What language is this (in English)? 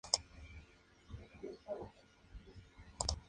Spanish